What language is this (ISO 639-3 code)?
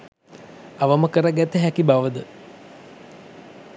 sin